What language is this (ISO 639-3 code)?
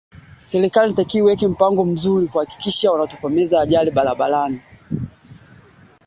swa